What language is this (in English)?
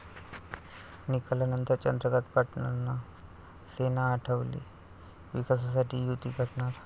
Marathi